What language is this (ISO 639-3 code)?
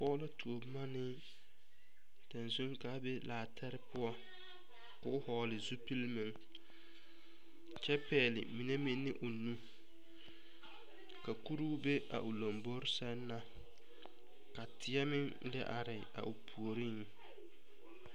dga